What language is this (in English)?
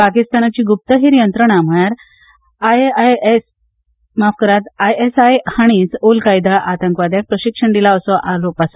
Konkani